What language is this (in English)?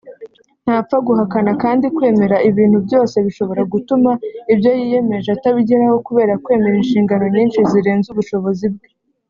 Kinyarwanda